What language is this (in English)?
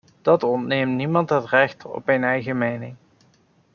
Dutch